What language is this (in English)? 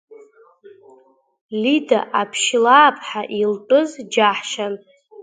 Abkhazian